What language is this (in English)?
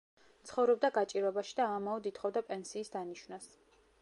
Georgian